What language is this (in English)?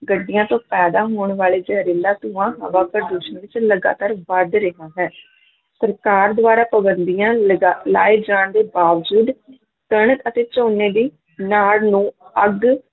Punjabi